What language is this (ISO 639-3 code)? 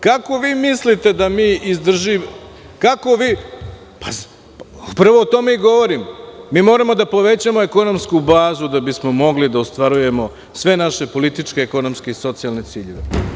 srp